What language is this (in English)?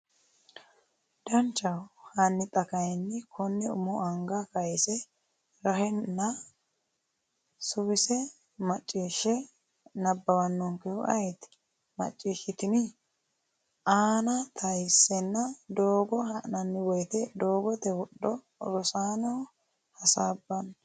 Sidamo